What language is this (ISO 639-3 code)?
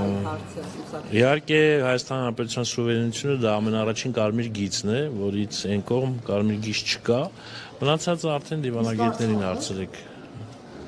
ron